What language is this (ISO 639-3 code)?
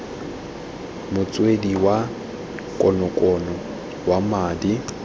tsn